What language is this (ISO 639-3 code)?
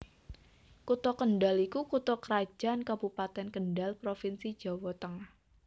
jav